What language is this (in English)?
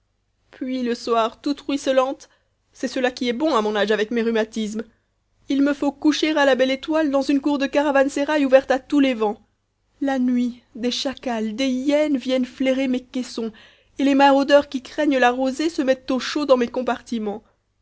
French